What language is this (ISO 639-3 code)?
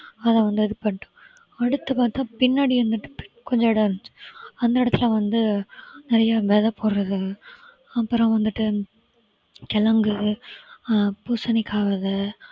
tam